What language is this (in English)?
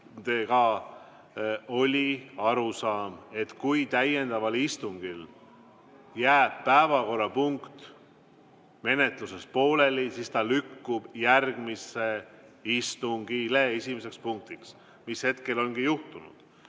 Estonian